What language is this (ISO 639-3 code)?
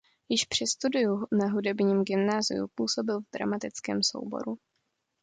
ces